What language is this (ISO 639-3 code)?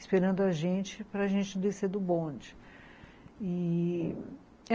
por